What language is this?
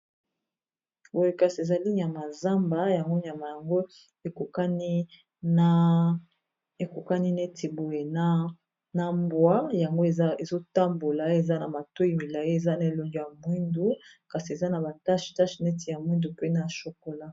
Lingala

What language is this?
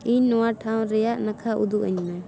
Santali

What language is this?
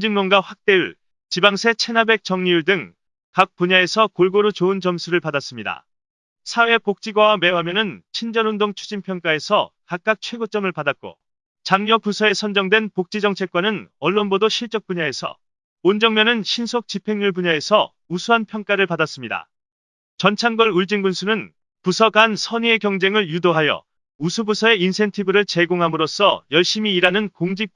Korean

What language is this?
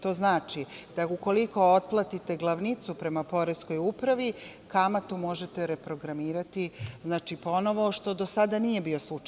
Serbian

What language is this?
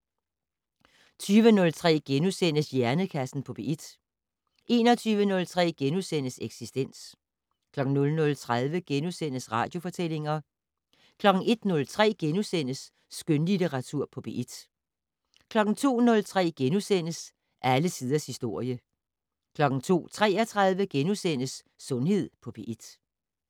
Danish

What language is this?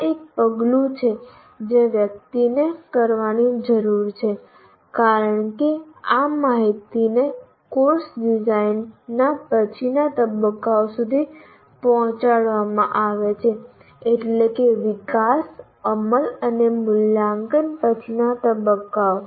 Gujarati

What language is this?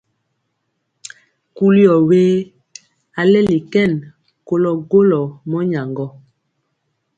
Mpiemo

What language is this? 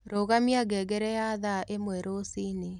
Kikuyu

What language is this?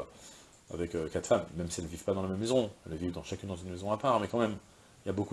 French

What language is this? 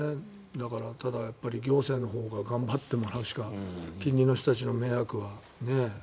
Japanese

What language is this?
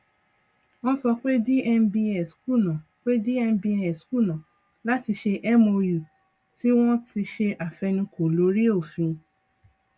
Yoruba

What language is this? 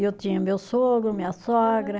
Portuguese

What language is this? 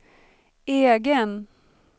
Swedish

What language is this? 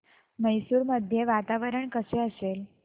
Marathi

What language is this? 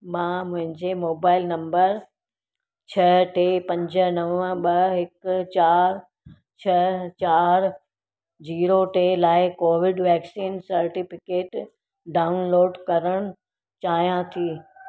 Sindhi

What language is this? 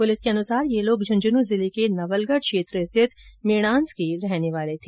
Hindi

